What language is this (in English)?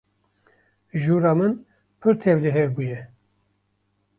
Kurdish